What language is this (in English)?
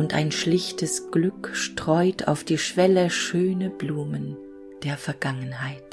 German